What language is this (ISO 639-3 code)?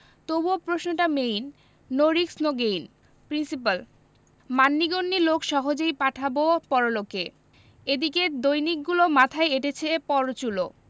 ben